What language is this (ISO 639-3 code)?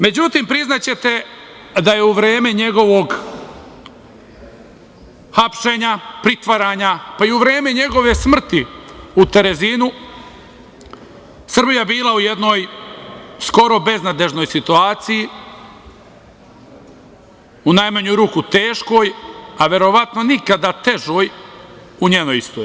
srp